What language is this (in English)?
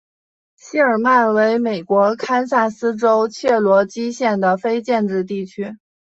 Chinese